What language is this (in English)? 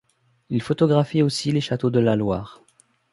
French